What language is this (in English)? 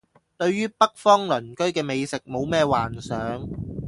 Cantonese